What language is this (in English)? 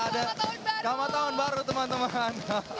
Indonesian